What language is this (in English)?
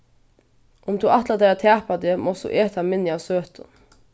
Faroese